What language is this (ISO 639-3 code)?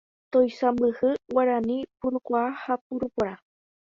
grn